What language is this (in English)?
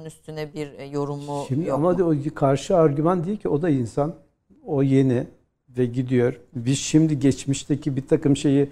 Turkish